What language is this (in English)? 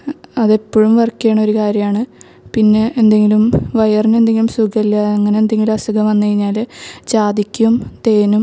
Malayalam